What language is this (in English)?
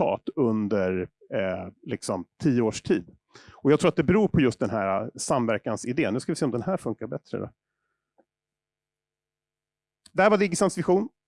Swedish